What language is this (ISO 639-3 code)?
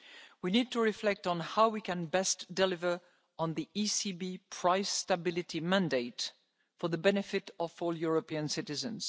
eng